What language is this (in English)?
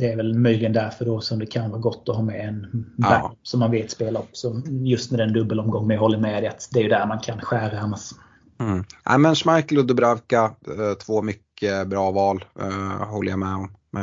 Swedish